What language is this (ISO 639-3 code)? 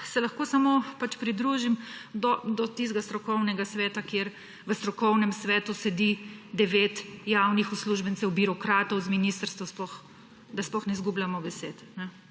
slv